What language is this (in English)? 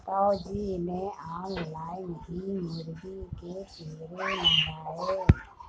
Hindi